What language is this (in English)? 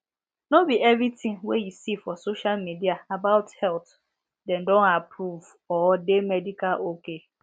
Nigerian Pidgin